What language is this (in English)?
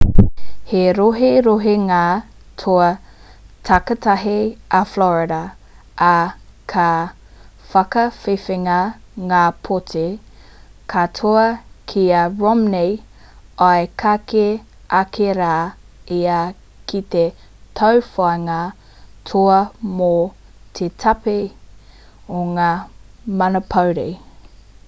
Māori